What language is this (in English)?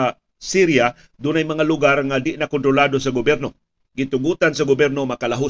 Filipino